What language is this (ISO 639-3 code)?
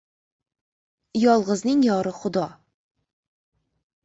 uzb